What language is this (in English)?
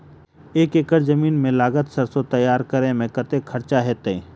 Maithili